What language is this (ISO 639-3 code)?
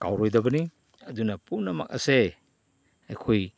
mni